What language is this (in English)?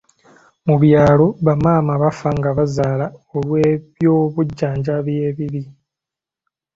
Ganda